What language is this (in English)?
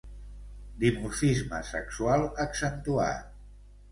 Catalan